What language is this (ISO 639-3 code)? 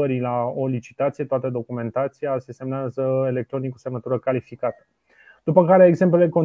ron